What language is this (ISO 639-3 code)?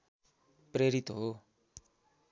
nep